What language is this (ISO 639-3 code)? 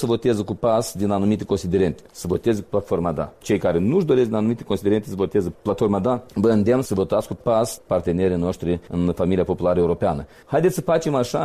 ron